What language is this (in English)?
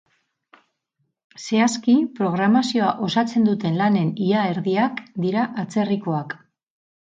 Basque